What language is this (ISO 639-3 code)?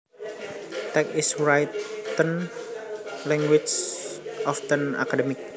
jav